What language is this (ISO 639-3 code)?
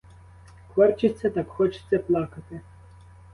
ukr